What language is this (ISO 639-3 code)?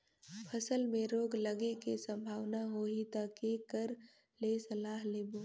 hne